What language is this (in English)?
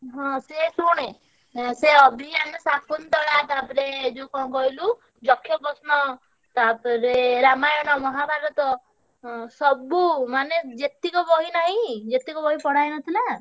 Odia